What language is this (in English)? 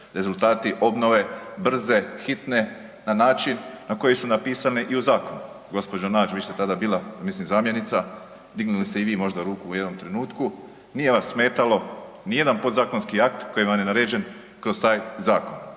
Croatian